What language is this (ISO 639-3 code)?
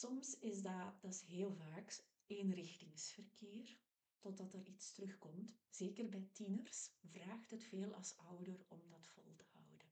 nld